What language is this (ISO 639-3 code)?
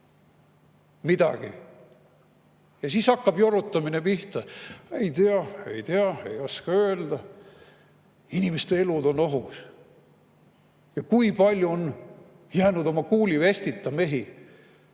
est